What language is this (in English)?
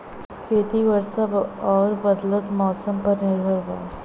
Bhojpuri